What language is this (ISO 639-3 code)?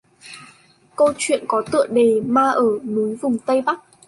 vie